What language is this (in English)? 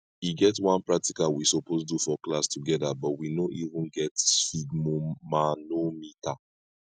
Nigerian Pidgin